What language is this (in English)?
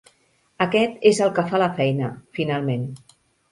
Catalan